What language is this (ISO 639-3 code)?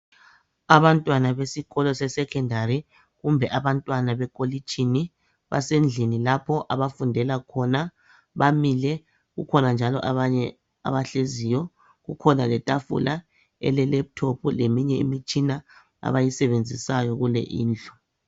nde